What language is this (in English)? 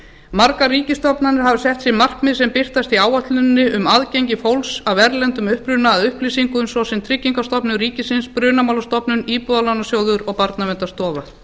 Icelandic